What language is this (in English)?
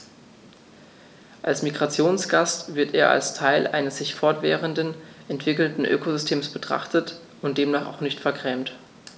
German